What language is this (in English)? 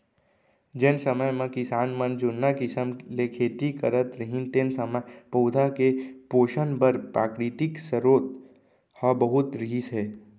Chhattisgarhi